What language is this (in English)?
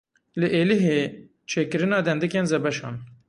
Kurdish